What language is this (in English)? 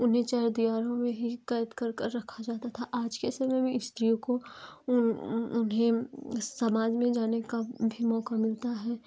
Hindi